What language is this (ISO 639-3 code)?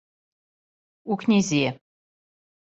srp